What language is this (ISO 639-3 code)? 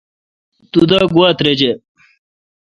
xka